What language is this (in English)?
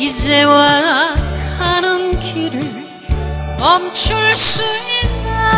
Korean